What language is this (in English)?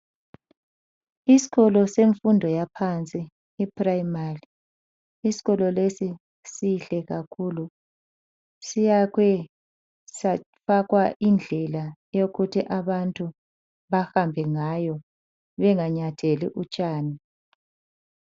North Ndebele